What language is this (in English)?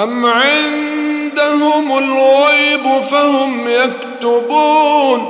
Arabic